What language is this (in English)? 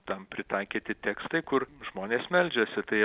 Lithuanian